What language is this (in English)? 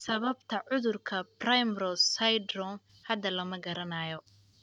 Somali